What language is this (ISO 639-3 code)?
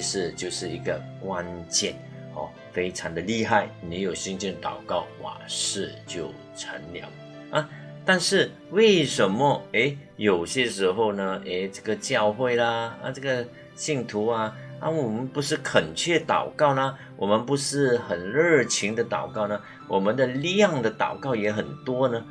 zho